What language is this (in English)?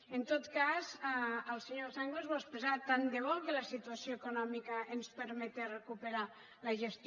Catalan